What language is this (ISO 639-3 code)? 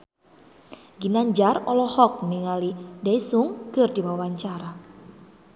sun